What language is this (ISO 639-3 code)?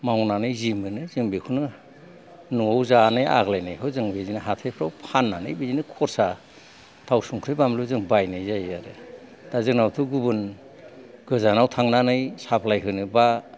brx